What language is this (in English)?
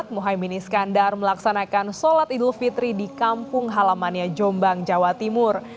Indonesian